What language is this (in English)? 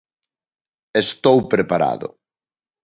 Galician